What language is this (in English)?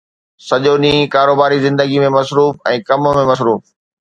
Sindhi